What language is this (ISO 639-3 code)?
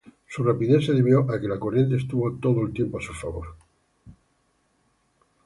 spa